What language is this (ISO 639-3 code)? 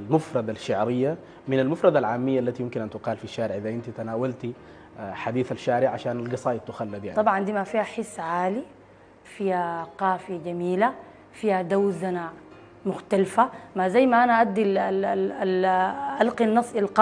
ara